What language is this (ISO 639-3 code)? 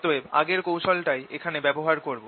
ben